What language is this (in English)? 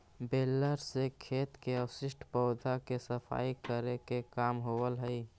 Magahi